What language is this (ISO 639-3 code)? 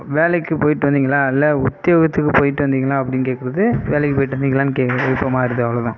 tam